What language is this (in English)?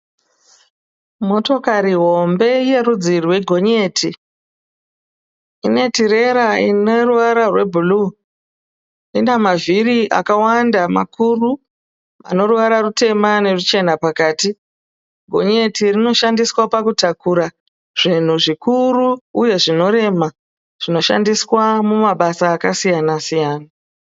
Shona